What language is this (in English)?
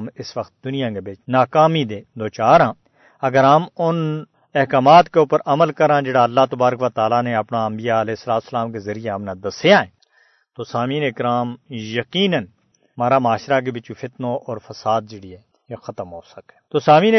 Urdu